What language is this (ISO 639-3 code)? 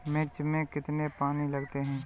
hin